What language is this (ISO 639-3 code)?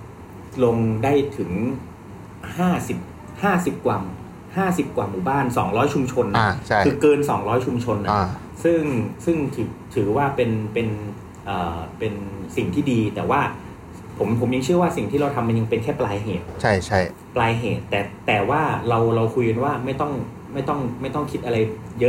tha